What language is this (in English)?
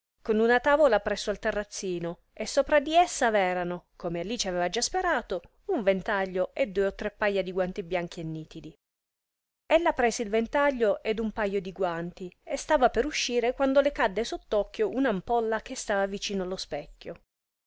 Italian